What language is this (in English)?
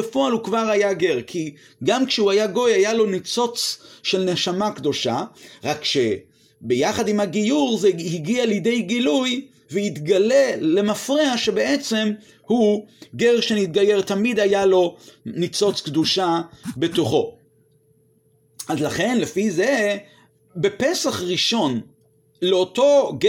Hebrew